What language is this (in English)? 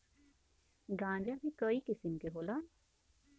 Bhojpuri